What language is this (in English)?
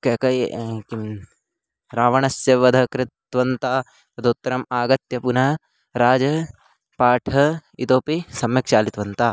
Sanskrit